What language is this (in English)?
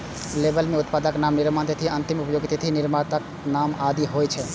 Maithili